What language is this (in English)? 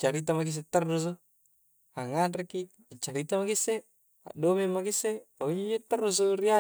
Coastal Konjo